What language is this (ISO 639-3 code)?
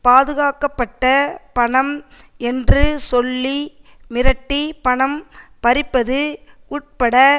tam